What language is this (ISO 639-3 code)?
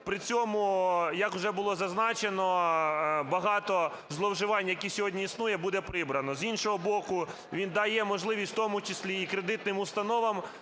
ukr